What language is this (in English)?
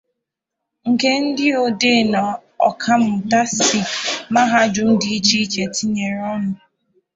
Igbo